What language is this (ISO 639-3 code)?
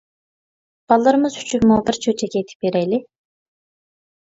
uig